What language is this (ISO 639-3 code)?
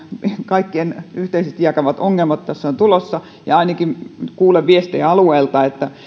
fin